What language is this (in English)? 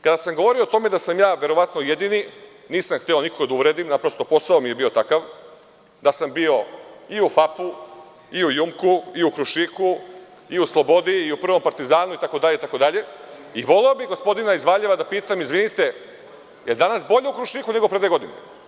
Serbian